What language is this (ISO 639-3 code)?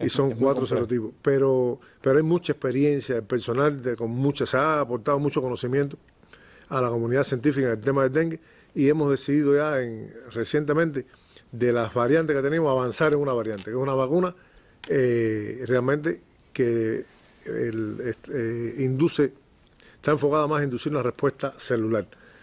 spa